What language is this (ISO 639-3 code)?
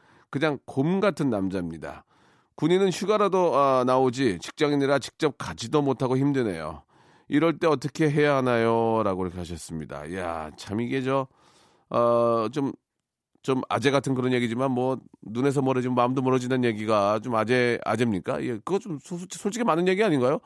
kor